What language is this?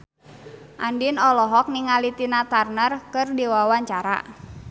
Sundanese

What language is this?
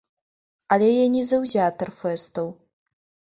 Belarusian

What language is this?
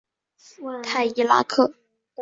Chinese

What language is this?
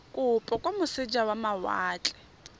Tswana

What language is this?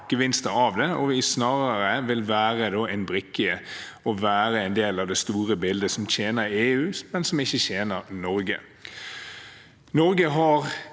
Norwegian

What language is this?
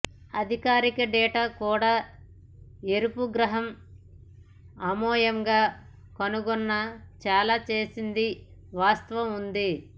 Telugu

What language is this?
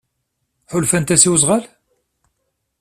Kabyle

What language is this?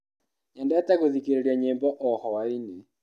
Kikuyu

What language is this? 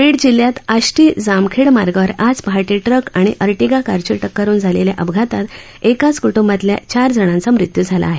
Marathi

